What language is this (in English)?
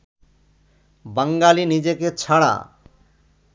Bangla